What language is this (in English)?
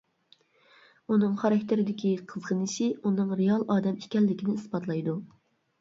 Uyghur